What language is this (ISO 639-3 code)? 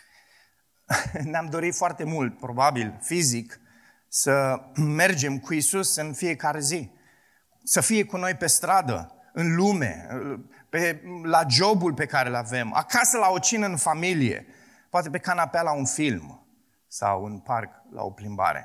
ron